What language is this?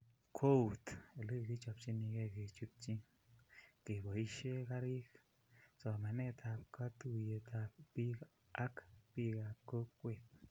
Kalenjin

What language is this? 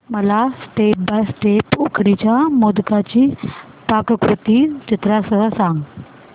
Marathi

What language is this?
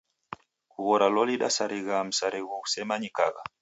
Taita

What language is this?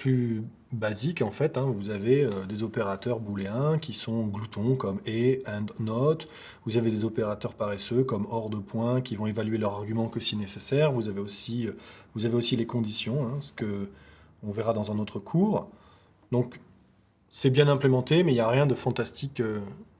French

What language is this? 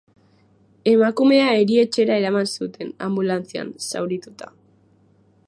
Basque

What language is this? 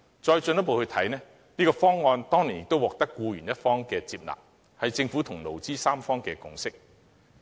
Cantonese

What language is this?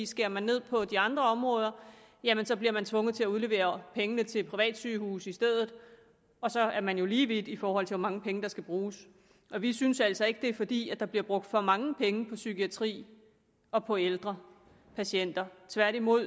Danish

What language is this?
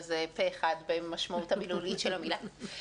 Hebrew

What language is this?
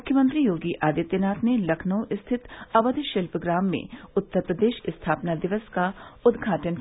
Hindi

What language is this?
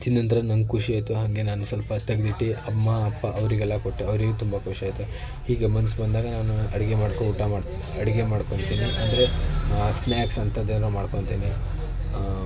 Kannada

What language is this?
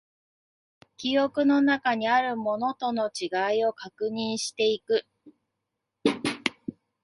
Japanese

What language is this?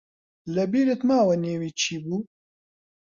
Central Kurdish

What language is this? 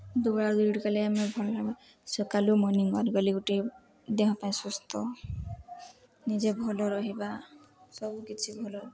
Odia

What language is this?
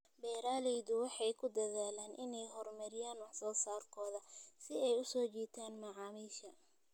Somali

